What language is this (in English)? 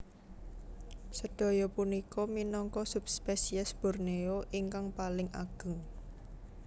Javanese